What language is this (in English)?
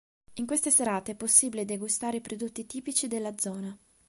Italian